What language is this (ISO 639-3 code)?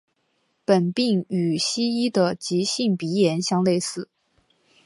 zho